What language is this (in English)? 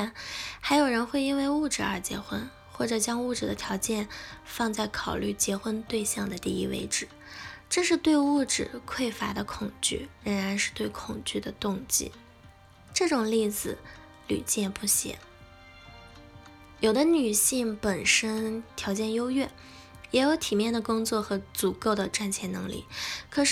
Chinese